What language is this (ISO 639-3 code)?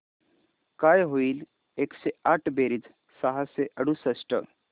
mar